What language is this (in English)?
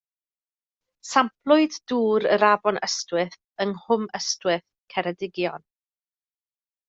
Welsh